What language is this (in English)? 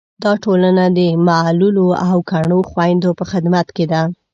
Pashto